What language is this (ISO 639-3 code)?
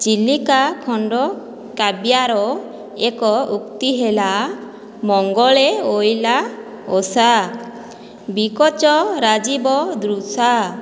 ori